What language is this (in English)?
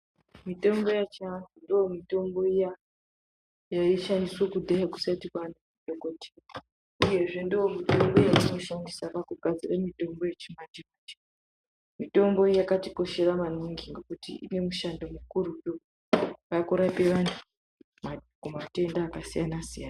Ndau